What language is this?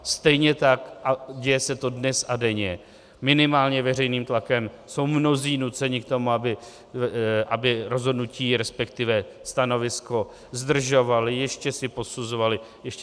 Czech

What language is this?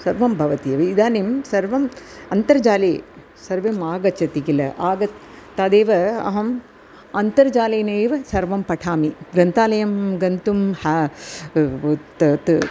Sanskrit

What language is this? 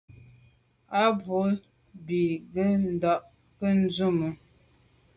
Medumba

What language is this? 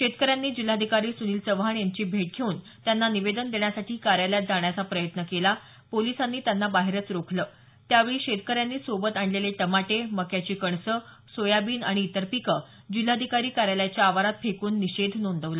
Marathi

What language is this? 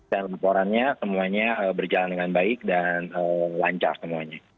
Indonesian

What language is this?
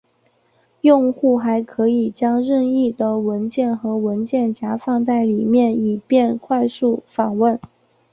Chinese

